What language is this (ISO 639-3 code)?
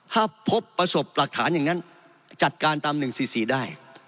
tha